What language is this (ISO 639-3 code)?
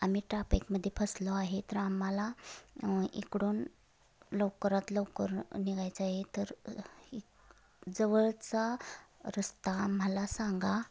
mar